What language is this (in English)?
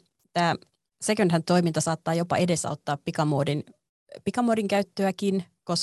Finnish